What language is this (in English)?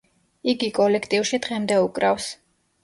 Georgian